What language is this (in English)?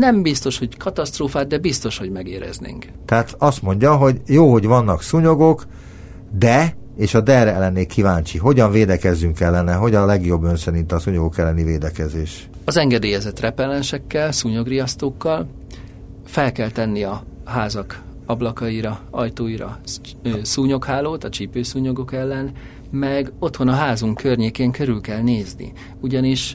Hungarian